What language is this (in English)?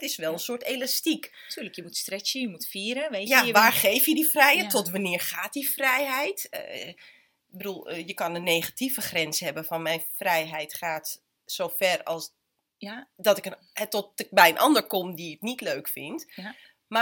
Dutch